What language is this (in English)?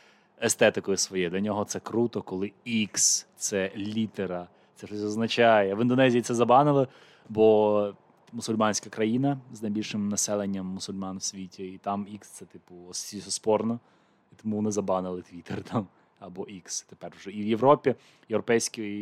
Ukrainian